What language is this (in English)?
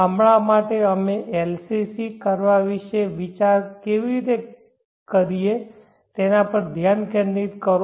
Gujarati